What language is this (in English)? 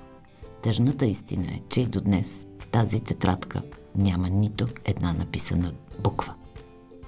Bulgarian